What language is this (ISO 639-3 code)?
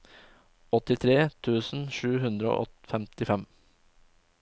nor